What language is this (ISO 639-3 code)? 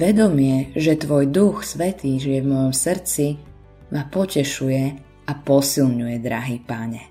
slk